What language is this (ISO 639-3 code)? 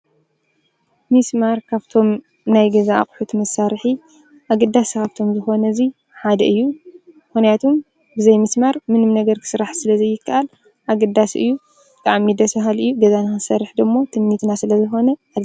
tir